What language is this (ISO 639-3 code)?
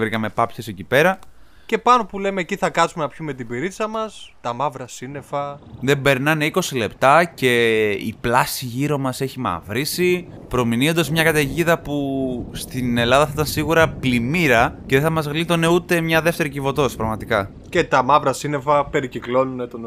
ell